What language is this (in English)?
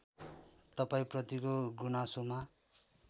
Nepali